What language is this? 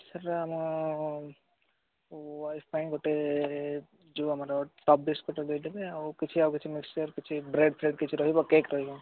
Odia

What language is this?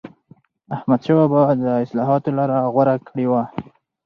Pashto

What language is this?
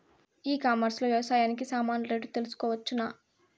Telugu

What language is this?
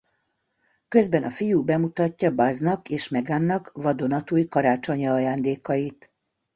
Hungarian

